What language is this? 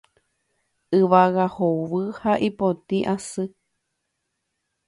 Guarani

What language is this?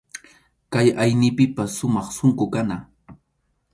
Arequipa-La Unión Quechua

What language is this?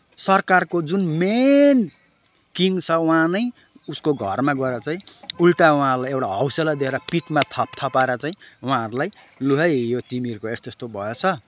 Nepali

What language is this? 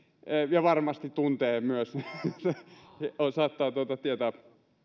Finnish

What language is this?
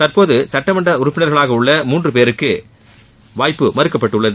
Tamil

